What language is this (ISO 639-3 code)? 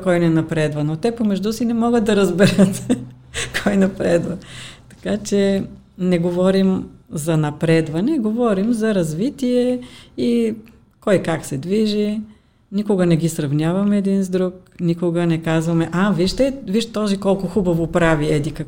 bul